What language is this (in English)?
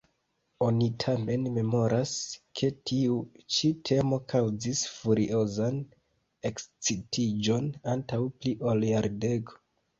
Esperanto